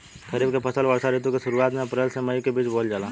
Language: Bhojpuri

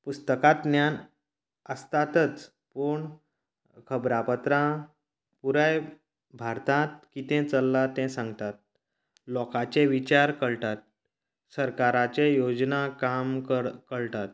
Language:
Konkani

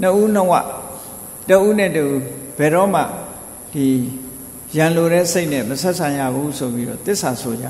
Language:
Thai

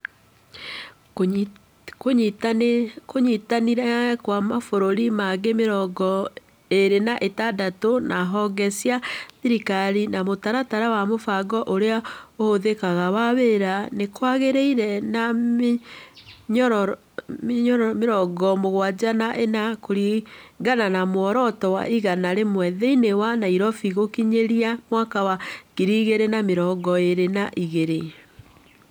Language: Kikuyu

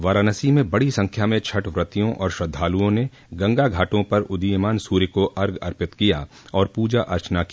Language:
Hindi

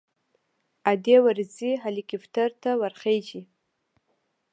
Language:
Pashto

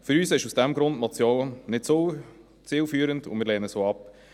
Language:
Swiss German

